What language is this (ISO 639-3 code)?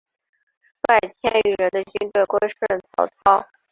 zho